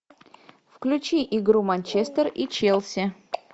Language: Russian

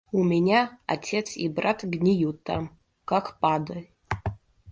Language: Russian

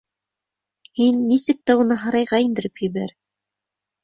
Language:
Bashkir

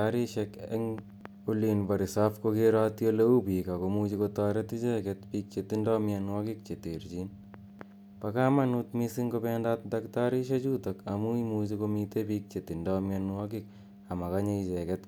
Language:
Kalenjin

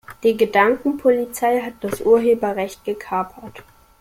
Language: German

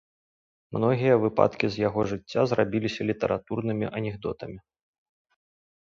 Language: Belarusian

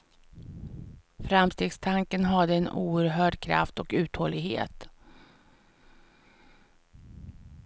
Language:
Swedish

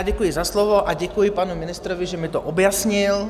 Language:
Czech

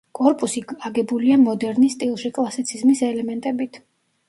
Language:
Georgian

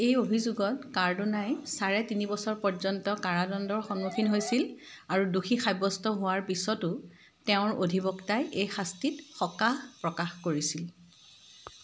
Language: Assamese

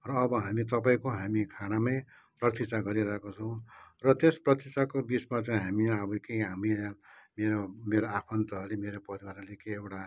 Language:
Nepali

